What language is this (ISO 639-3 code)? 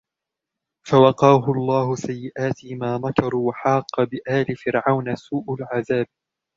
ara